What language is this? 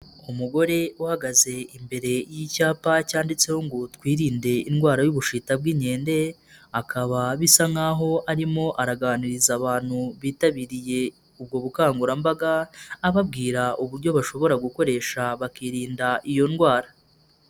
Kinyarwanda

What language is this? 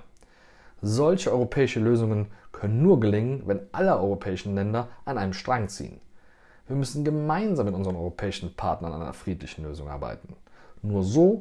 German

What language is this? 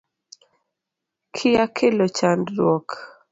Luo (Kenya and Tanzania)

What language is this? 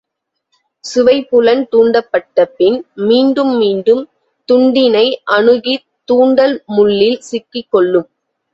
Tamil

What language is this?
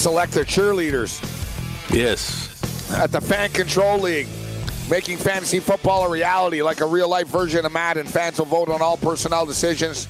English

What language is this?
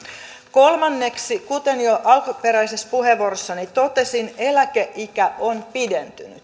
Finnish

